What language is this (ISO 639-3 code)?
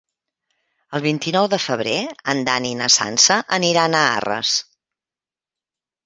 cat